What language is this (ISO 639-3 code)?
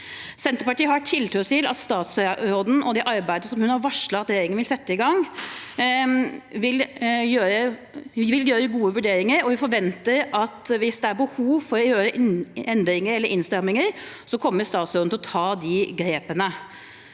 nor